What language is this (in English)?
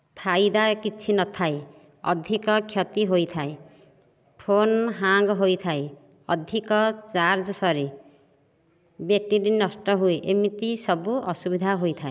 Odia